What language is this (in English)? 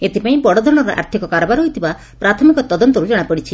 Odia